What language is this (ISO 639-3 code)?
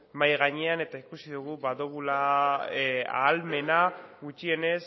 eus